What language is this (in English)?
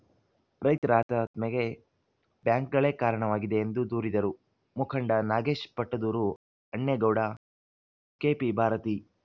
Kannada